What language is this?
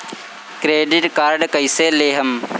Bhojpuri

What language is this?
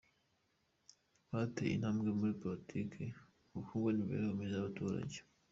Kinyarwanda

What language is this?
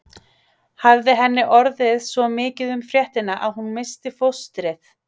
Icelandic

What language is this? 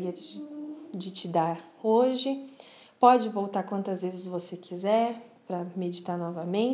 Portuguese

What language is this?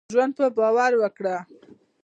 Pashto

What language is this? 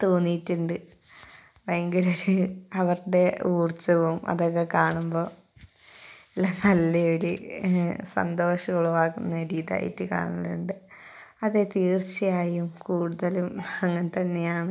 Malayalam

